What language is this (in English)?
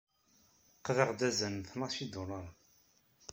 Kabyle